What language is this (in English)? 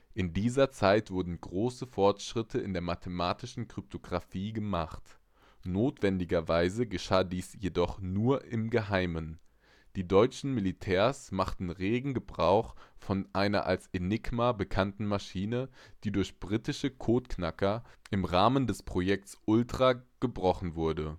German